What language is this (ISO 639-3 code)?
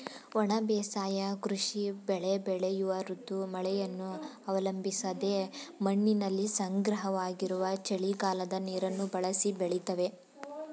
kan